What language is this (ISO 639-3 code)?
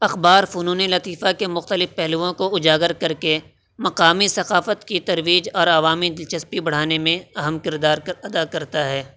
urd